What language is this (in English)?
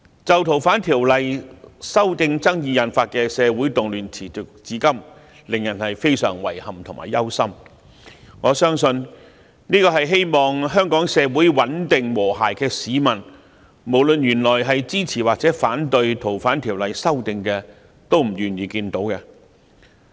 Cantonese